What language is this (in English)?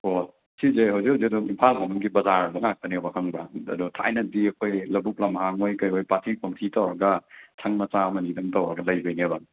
Manipuri